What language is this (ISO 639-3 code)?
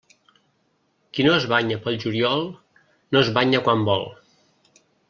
cat